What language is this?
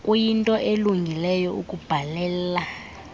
Xhosa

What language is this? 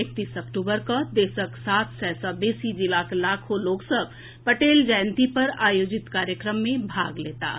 Maithili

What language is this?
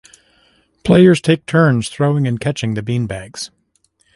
English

